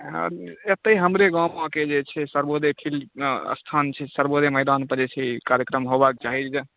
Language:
Maithili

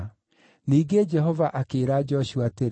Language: Kikuyu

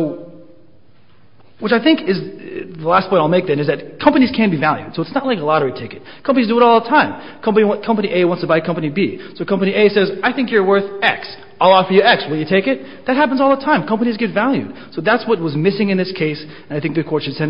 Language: English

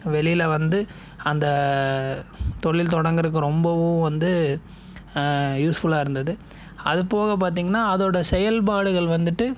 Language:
Tamil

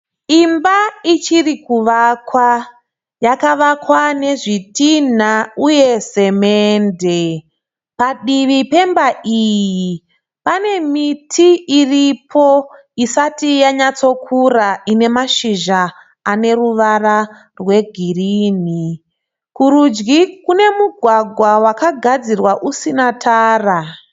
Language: Shona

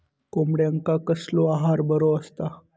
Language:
Marathi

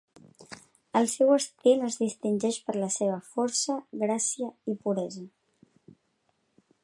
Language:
Catalan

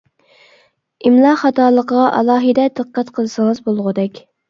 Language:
Uyghur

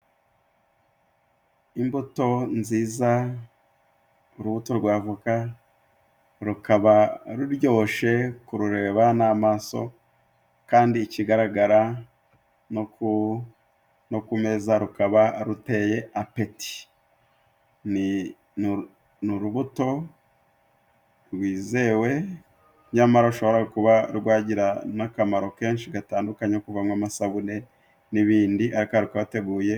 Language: Kinyarwanda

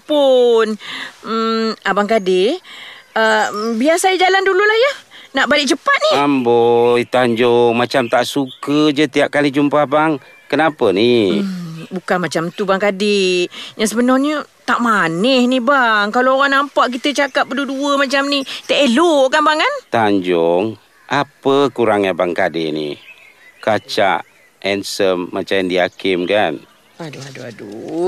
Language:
Malay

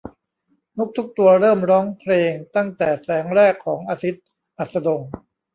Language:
Thai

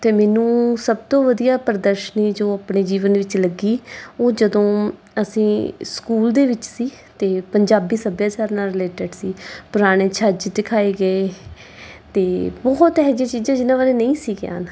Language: Punjabi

